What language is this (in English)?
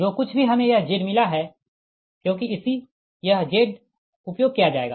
Hindi